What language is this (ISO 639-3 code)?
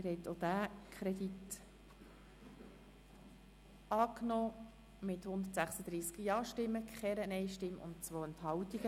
gsw